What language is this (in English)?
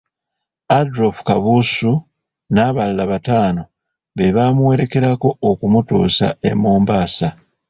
Ganda